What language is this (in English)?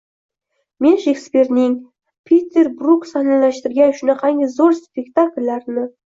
Uzbek